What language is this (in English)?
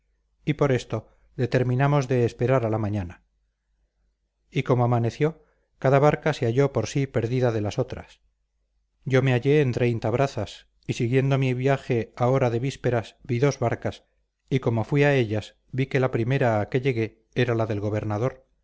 Spanish